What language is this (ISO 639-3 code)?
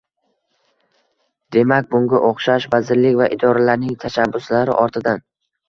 uzb